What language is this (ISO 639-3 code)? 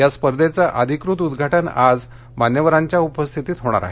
mar